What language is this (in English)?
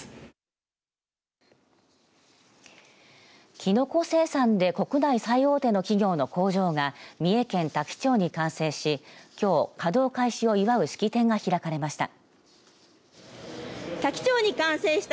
Japanese